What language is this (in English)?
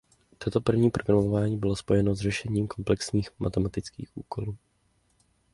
Czech